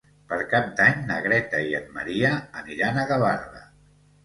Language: Catalan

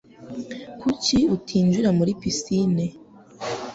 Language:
Kinyarwanda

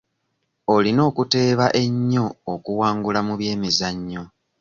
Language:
Ganda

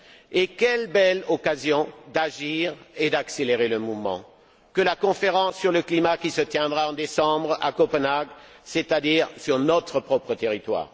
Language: French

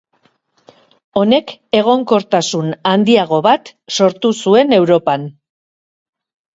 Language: Basque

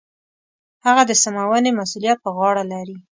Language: Pashto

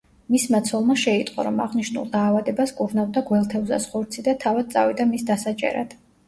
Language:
Georgian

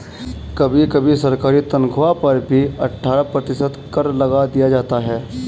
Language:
Hindi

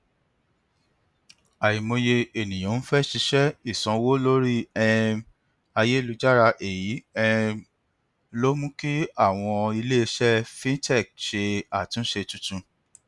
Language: Yoruba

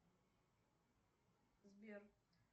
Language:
Russian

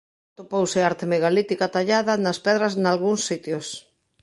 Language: Galician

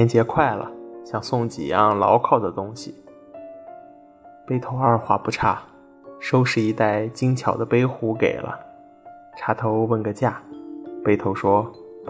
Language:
Chinese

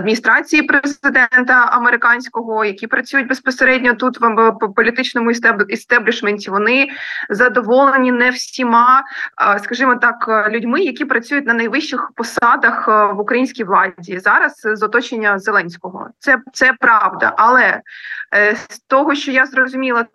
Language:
Ukrainian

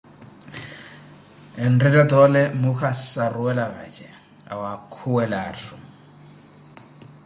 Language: Koti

